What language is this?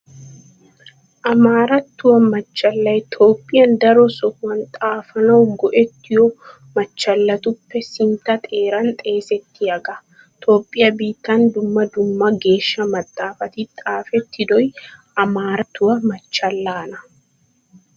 Wolaytta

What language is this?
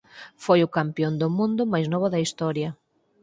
Galician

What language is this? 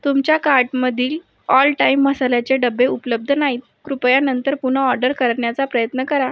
Marathi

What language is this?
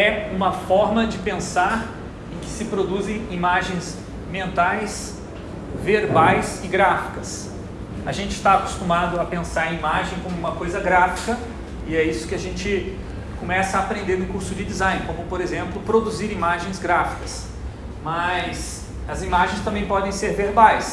Portuguese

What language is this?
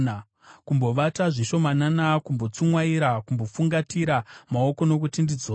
Shona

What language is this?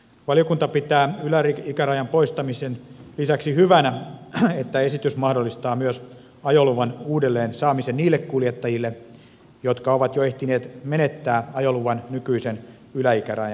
Finnish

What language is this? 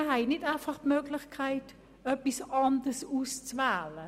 Swiss German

